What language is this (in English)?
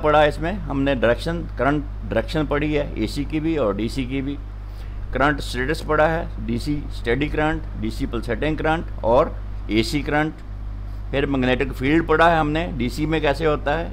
Hindi